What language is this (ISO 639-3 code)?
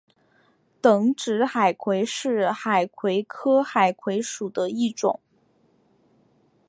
zho